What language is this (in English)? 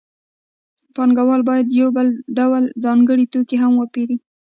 Pashto